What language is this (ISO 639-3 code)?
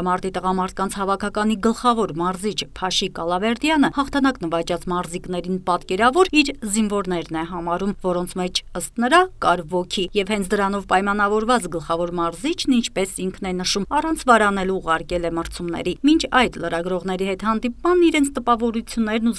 ron